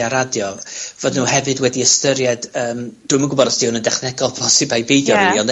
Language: Welsh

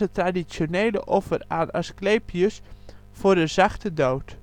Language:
Dutch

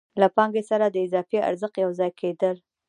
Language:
Pashto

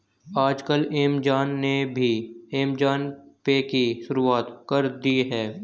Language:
Hindi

